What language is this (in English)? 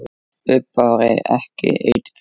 Icelandic